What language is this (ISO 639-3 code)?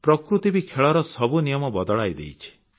ori